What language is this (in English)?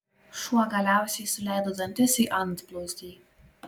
Lithuanian